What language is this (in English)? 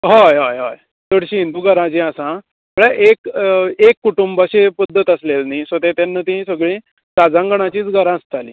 Konkani